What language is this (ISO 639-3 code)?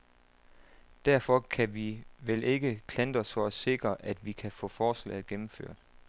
dan